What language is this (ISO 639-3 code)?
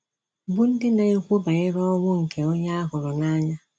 ibo